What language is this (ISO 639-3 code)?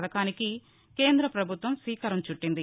tel